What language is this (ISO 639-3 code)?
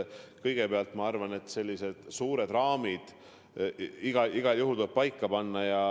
est